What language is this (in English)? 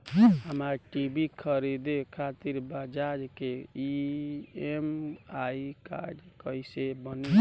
Bhojpuri